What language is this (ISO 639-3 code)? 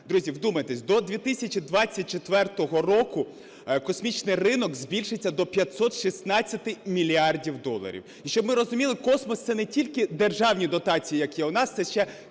ukr